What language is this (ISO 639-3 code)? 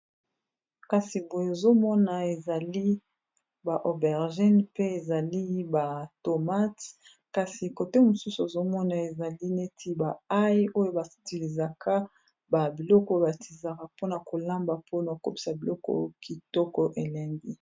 lin